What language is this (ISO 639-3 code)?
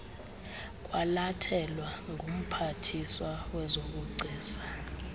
xho